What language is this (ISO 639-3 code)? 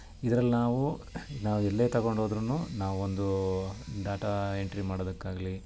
kan